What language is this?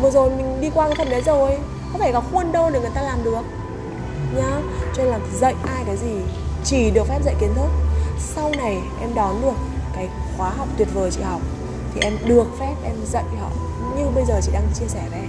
Vietnamese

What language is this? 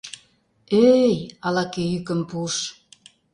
Mari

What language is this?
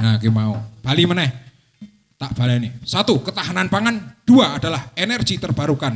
Indonesian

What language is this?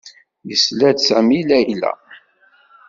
Kabyle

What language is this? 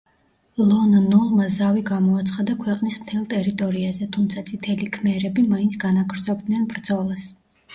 Georgian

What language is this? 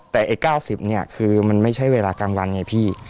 Thai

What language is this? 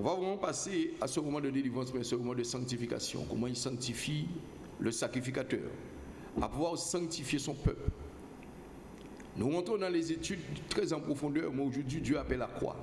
French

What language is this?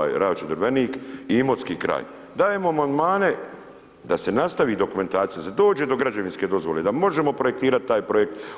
Croatian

